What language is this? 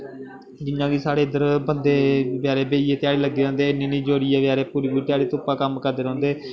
Dogri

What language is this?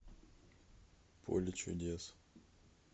Russian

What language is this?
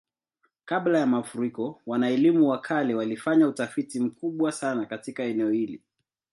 Swahili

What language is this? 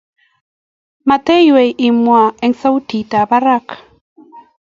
Kalenjin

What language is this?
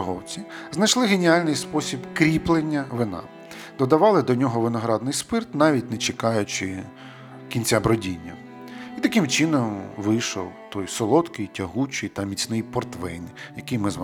Ukrainian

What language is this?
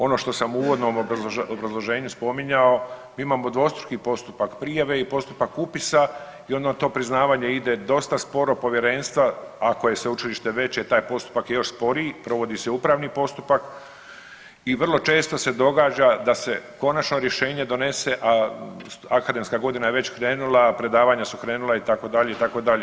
Croatian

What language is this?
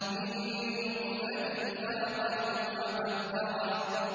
Arabic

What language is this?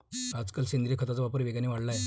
Marathi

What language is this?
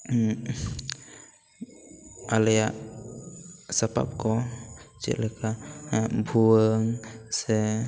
Santali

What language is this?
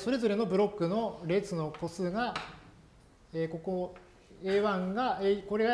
Japanese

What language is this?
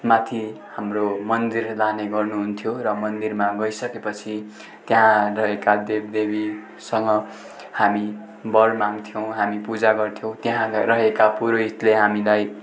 Nepali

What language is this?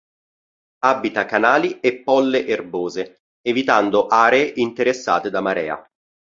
Italian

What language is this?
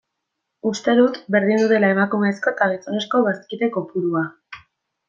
Basque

